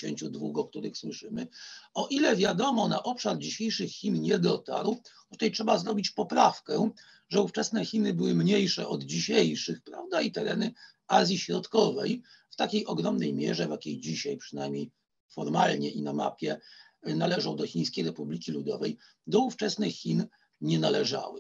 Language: Polish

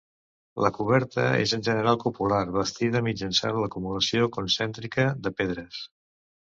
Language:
Catalan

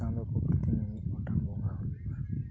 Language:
Santali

